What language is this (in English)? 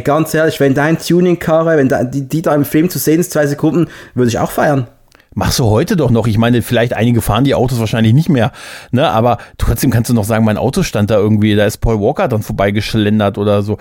German